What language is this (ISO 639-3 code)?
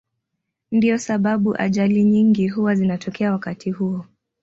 swa